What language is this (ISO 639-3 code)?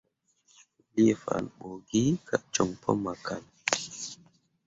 mua